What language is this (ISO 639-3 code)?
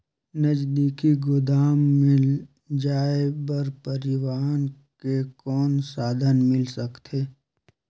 hne